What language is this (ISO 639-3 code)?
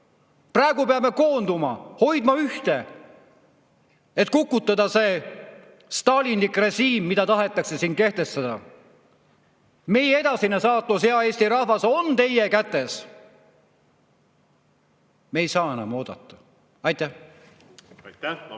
est